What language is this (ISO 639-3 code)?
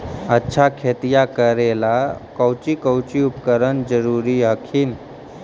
mag